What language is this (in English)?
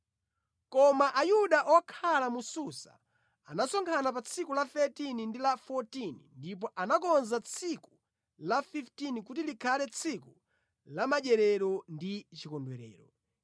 Nyanja